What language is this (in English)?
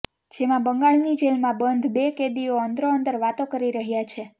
Gujarati